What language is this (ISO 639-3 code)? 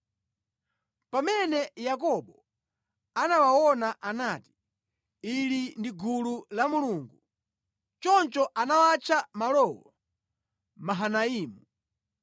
nya